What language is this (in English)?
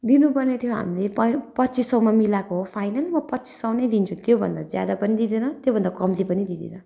Nepali